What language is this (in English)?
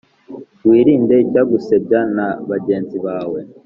Kinyarwanda